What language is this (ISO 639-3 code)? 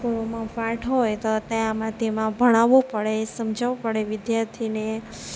guj